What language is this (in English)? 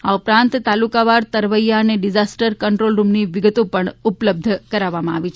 Gujarati